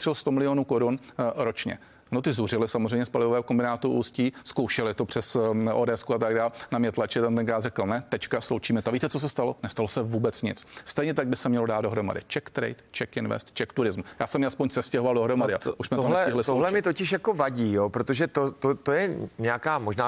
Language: Czech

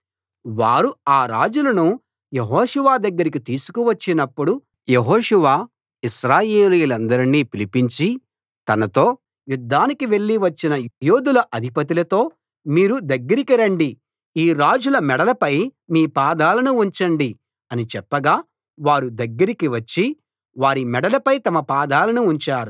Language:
Telugu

